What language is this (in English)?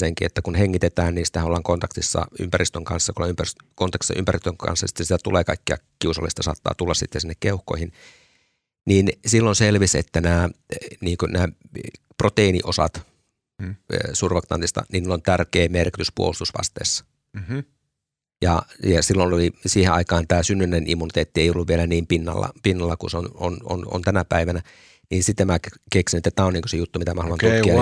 Finnish